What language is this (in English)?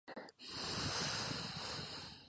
Spanish